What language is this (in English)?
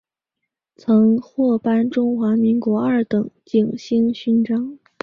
Chinese